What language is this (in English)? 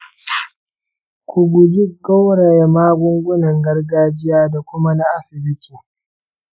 Hausa